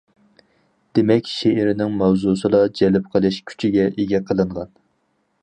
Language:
Uyghur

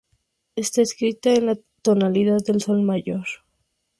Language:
Spanish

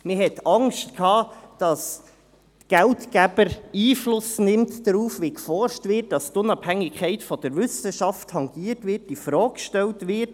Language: Swiss German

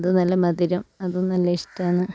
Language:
Malayalam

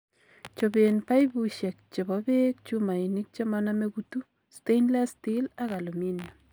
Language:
Kalenjin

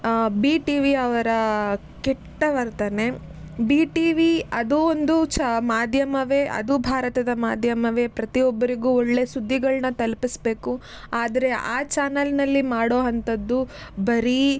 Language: Kannada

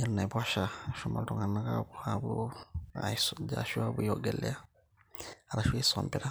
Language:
Masai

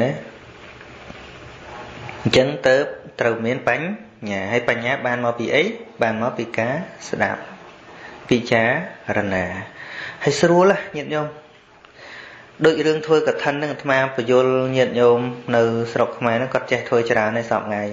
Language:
Vietnamese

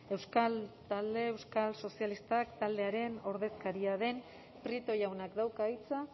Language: Basque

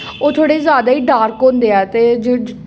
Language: Dogri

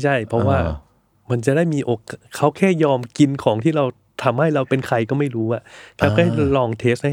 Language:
Thai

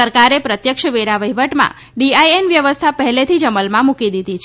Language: Gujarati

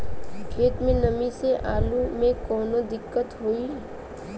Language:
Bhojpuri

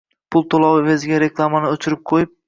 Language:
Uzbek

